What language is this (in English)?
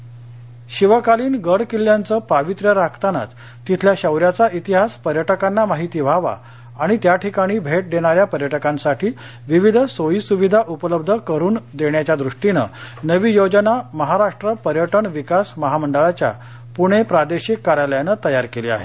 Marathi